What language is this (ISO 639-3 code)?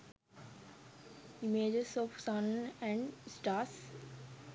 sin